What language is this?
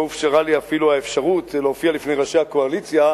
Hebrew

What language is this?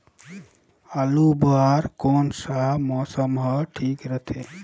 Chhattisgarhi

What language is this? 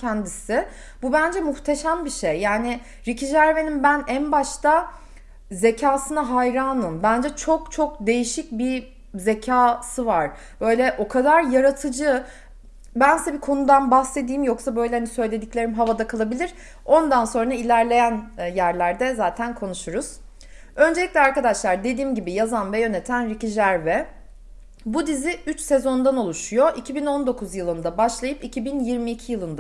Turkish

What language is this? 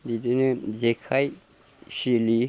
Bodo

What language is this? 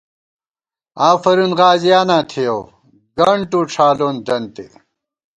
Gawar-Bati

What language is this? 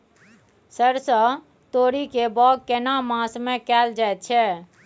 Maithili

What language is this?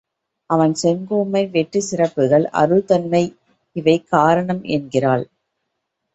Tamil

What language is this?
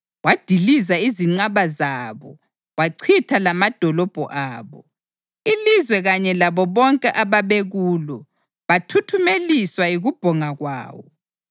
North Ndebele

